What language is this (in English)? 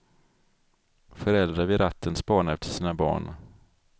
Swedish